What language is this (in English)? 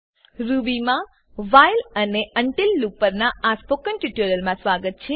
Gujarati